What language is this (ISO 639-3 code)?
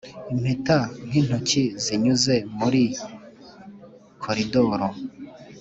kin